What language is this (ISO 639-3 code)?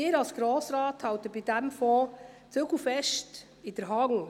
gsw